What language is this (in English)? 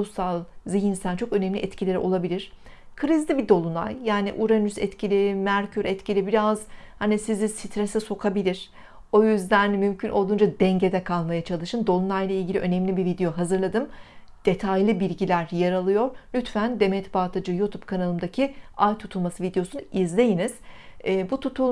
Turkish